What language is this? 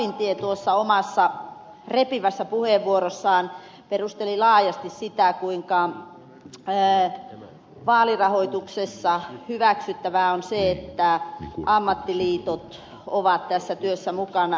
Finnish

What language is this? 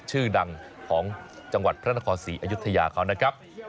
Thai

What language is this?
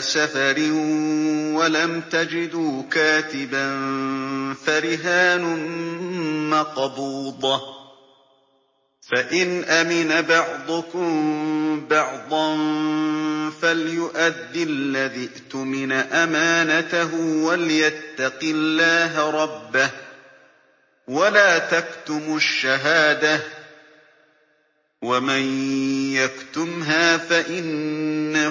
Arabic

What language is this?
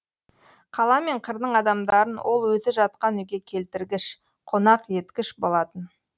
Kazakh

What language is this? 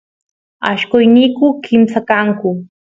Santiago del Estero Quichua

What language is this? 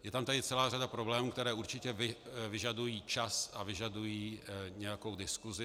Czech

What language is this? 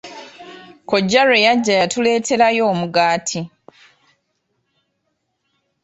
Ganda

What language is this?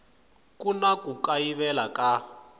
Tsonga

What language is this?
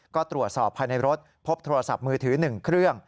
Thai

